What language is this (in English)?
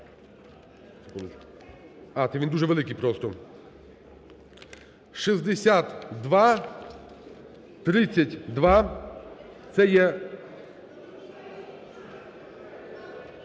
Ukrainian